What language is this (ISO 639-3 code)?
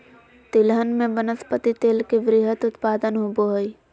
mag